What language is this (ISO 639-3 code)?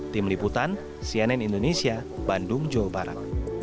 ind